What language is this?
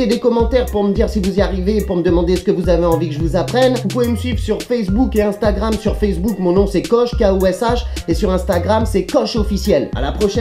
French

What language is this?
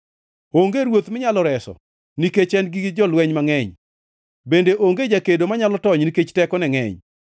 Luo (Kenya and Tanzania)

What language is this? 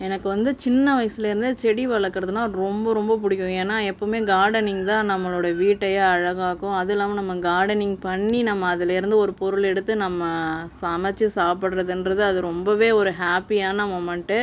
Tamil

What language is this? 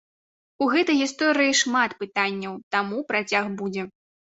Belarusian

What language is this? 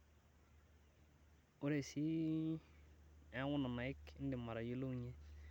Masai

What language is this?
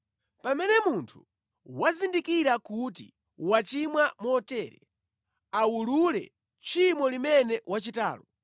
Nyanja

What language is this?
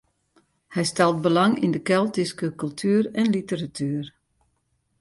Western Frisian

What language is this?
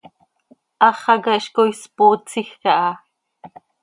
Seri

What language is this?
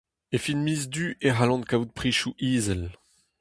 Breton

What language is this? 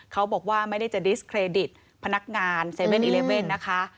Thai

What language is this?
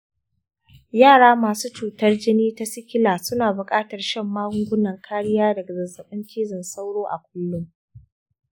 Hausa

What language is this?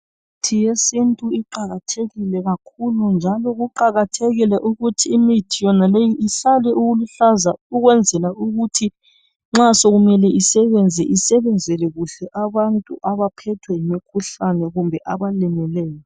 North Ndebele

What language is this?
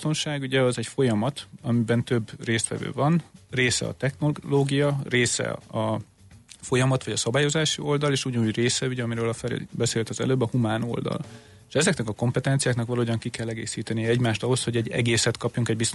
Hungarian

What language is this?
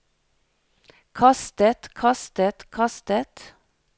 Norwegian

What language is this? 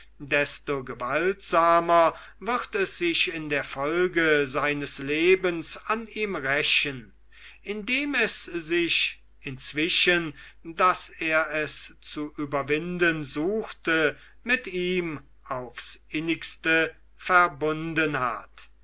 German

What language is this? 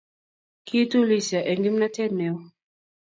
Kalenjin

